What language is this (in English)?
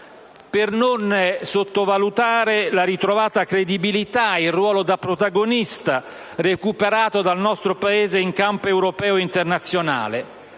Italian